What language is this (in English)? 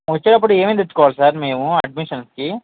Telugu